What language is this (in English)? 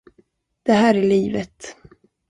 Swedish